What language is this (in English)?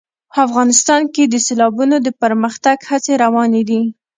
Pashto